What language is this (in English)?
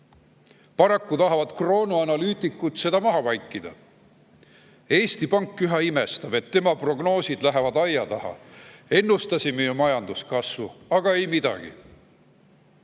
Estonian